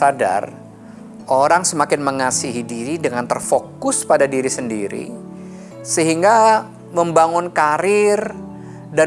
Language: Indonesian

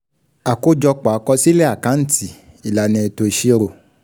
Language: Yoruba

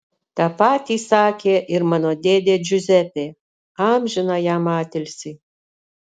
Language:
Lithuanian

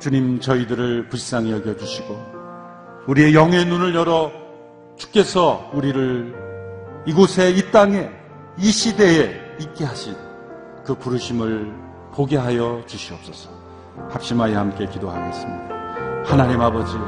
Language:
Korean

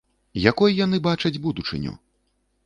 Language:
Belarusian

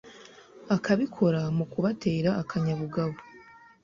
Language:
Kinyarwanda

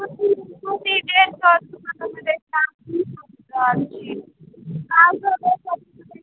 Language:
Maithili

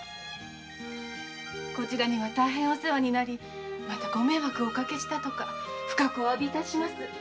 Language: Japanese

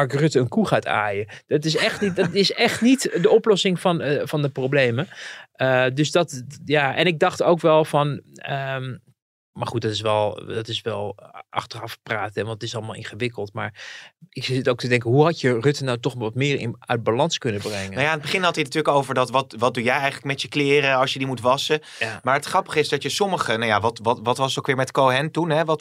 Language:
Dutch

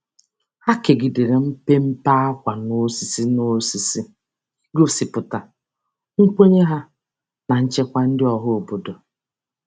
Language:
Igbo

